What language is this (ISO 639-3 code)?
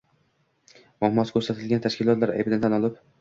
uzb